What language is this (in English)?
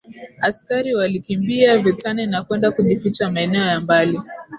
Swahili